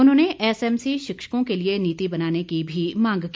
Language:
Hindi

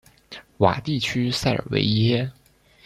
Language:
Chinese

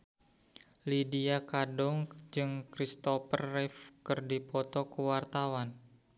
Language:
Sundanese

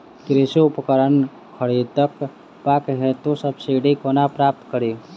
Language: Maithili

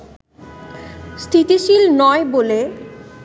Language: Bangla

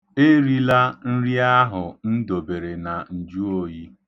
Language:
Igbo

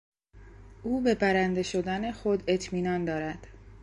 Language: Persian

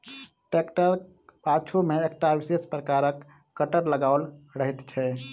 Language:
Maithili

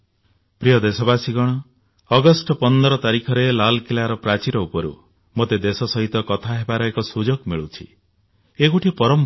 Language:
Odia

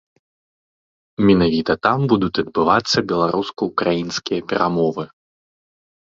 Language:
Belarusian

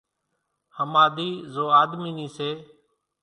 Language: Kachi Koli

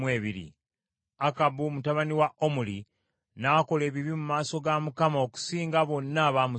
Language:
Ganda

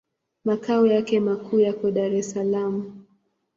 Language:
Swahili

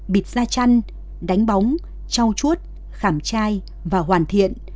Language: Vietnamese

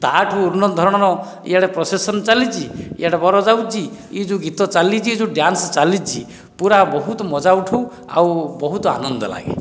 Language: Odia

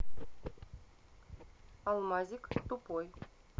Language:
Russian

